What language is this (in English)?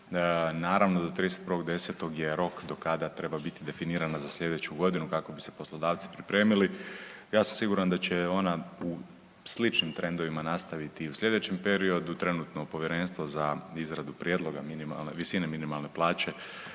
Croatian